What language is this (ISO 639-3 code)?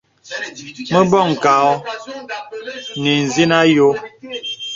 beb